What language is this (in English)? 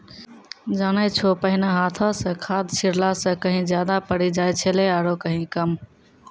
Maithili